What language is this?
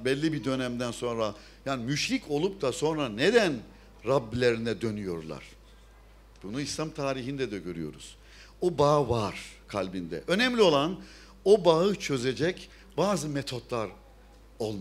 Turkish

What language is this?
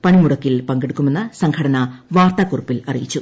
Malayalam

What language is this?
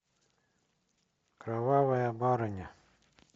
Russian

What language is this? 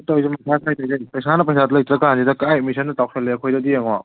Manipuri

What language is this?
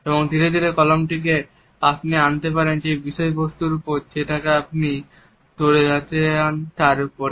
Bangla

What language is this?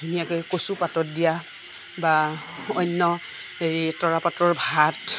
Assamese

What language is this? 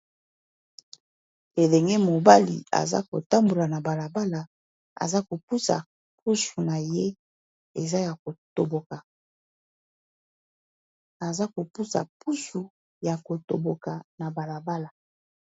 Lingala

